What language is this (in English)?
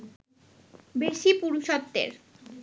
Bangla